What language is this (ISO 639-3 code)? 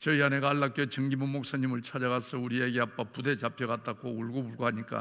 kor